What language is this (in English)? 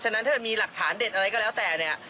Thai